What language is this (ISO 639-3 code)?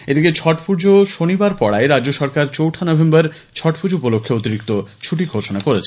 ben